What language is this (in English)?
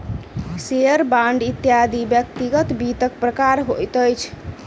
Maithili